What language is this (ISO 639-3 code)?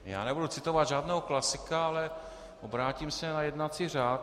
ces